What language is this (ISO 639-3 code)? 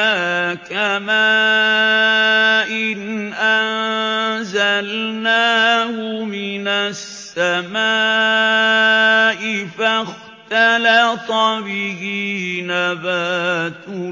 ara